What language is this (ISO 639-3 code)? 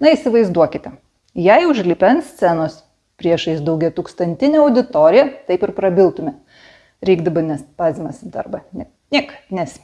lit